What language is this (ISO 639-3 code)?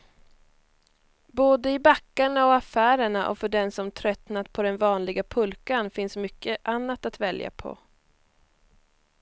swe